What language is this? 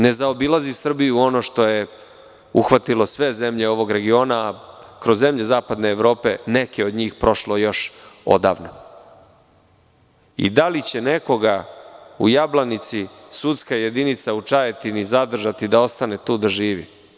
Serbian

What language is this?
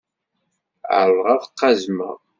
Kabyle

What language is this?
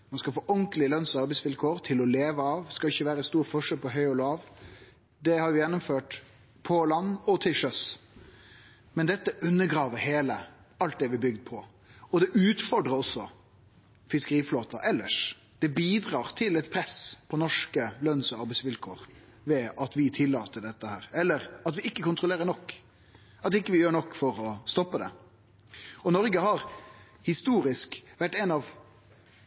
Norwegian Nynorsk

